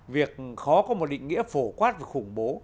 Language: Vietnamese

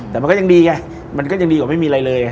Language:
Thai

